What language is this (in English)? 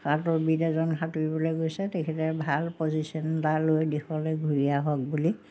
Assamese